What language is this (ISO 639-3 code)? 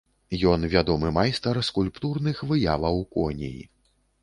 bel